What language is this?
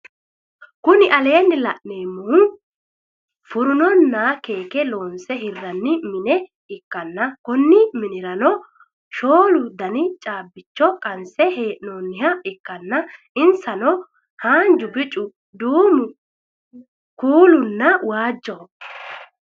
Sidamo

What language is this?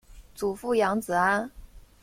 Chinese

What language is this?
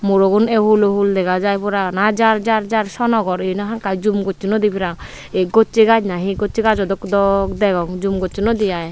Chakma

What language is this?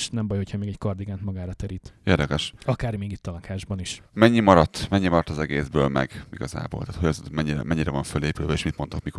Hungarian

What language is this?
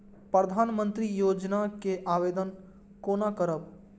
Maithili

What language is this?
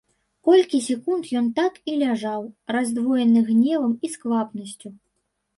Belarusian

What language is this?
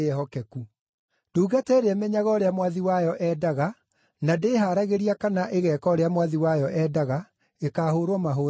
Kikuyu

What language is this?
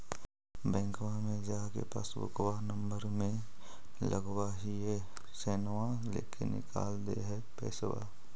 Magahi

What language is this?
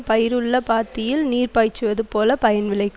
Tamil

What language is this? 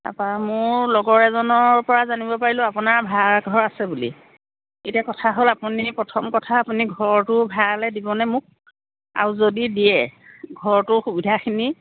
Assamese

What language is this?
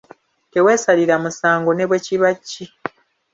Ganda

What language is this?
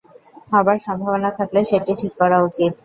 Bangla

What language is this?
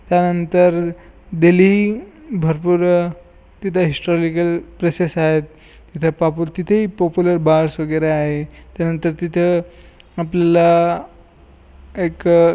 Marathi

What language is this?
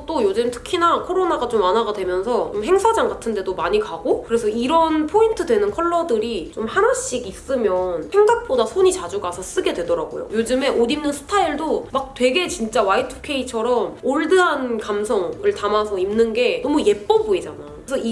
Korean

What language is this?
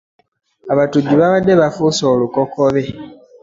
Ganda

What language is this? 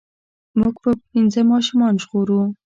Pashto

